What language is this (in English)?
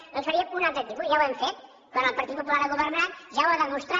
Catalan